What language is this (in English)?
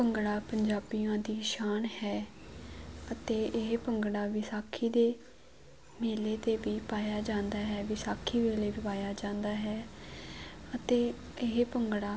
Punjabi